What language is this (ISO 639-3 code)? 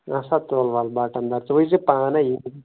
kas